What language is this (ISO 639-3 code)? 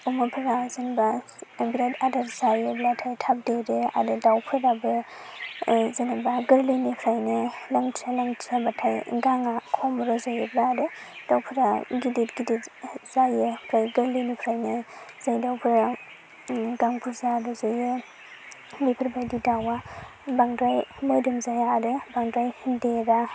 brx